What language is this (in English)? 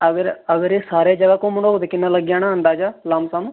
Dogri